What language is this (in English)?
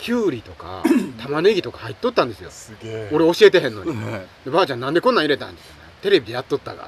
Japanese